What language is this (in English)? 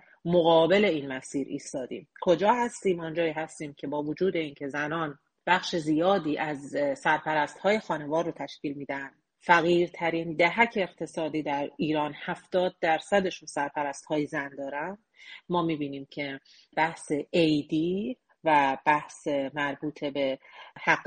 Persian